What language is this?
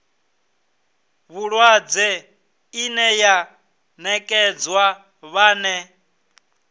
Venda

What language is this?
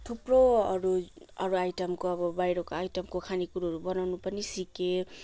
Nepali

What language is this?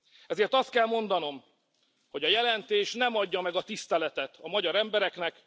Hungarian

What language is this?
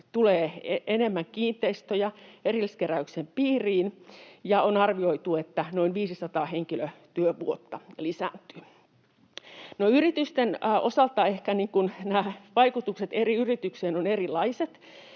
Finnish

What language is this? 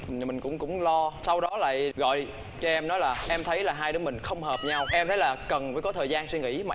Vietnamese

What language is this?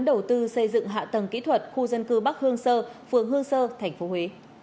Vietnamese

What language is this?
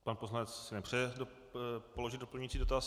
Czech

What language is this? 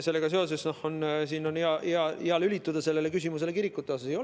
Estonian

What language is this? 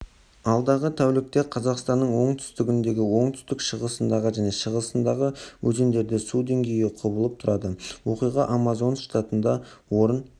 Kazakh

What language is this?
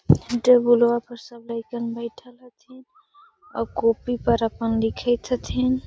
Magahi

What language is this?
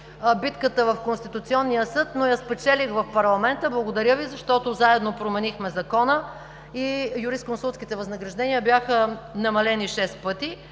Bulgarian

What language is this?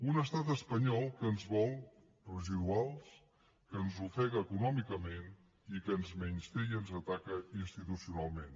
Catalan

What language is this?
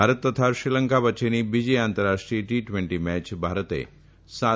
Gujarati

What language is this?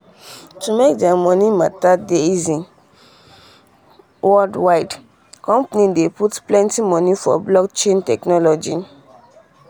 Nigerian Pidgin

